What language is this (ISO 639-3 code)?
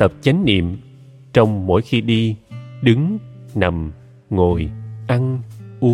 vie